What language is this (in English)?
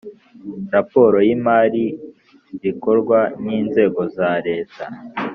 Kinyarwanda